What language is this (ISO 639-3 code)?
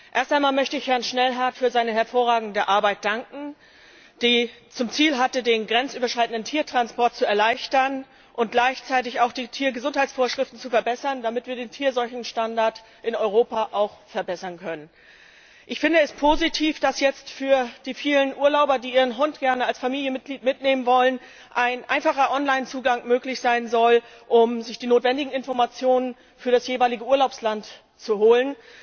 deu